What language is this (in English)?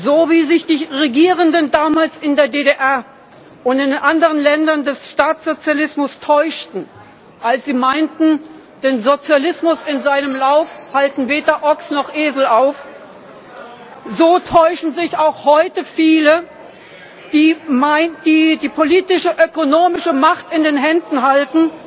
German